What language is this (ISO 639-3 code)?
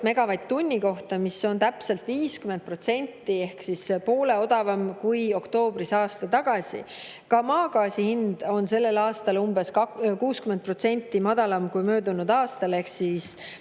est